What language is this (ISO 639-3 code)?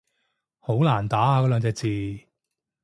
yue